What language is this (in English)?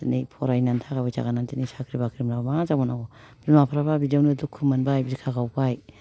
Bodo